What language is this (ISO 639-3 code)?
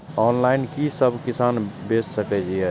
mai